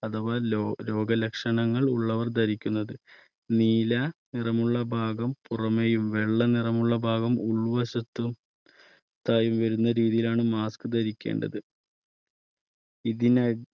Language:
Malayalam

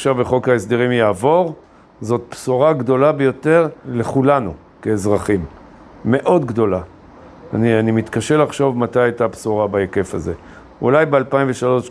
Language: Hebrew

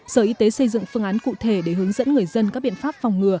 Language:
Vietnamese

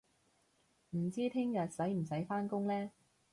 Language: Cantonese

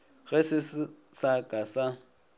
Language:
Northern Sotho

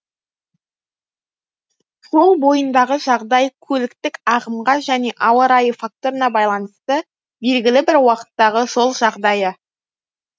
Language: Kazakh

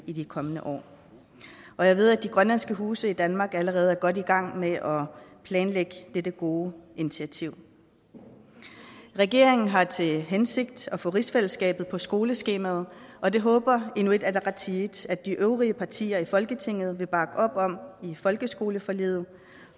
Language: Danish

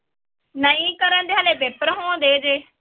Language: Punjabi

